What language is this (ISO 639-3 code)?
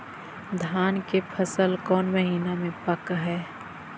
mag